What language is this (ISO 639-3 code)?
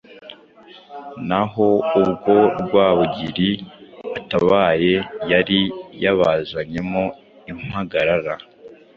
kin